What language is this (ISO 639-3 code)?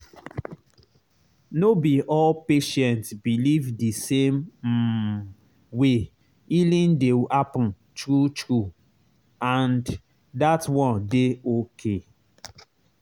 pcm